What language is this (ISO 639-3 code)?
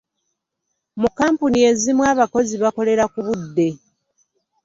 lug